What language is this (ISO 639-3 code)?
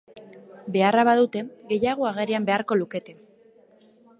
eus